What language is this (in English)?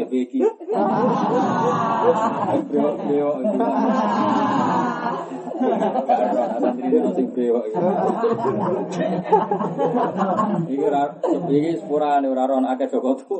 Malay